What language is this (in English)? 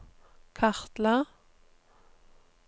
Norwegian